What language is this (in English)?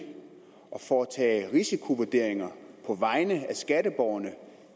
Danish